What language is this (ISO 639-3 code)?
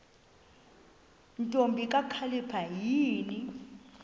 xho